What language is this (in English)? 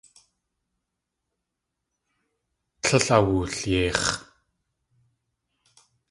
Tlingit